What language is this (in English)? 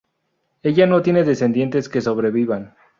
Spanish